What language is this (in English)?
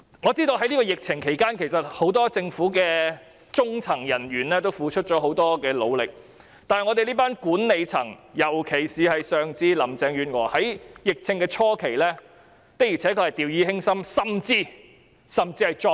Cantonese